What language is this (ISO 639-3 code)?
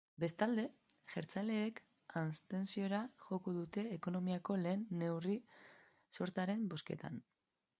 eus